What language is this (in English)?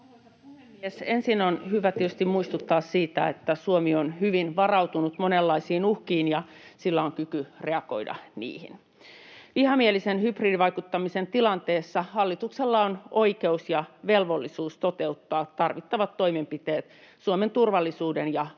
Finnish